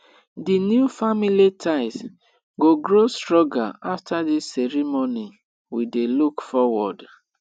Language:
Nigerian Pidgin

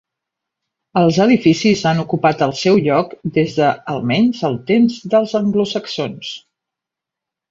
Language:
Catalan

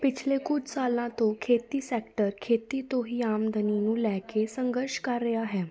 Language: Punjabi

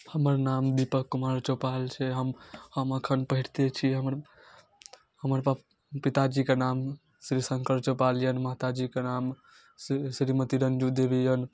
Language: Maithili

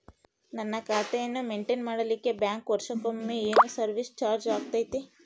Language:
Kannada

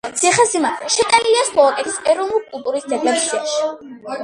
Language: Georgian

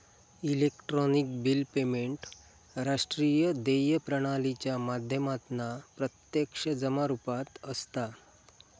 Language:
Marathi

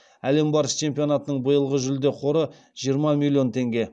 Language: Kazakh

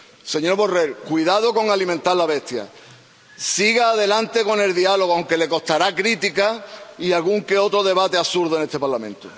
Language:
Spanish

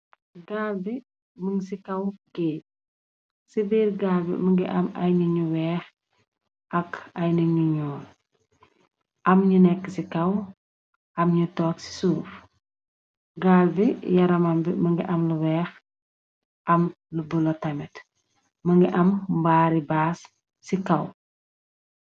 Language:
Wolof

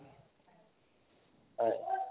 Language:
Assamese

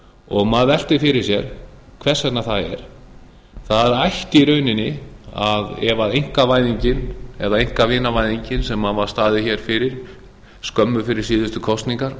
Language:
Icelandic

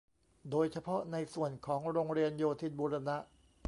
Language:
Thai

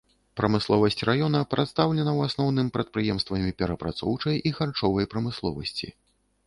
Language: Belarusian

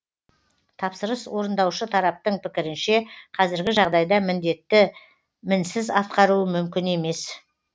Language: Kazakh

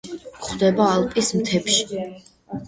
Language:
Georgian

